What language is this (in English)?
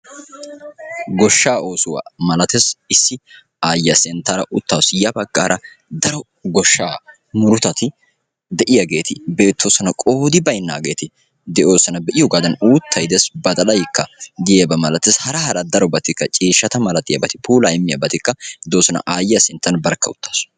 Wolaytta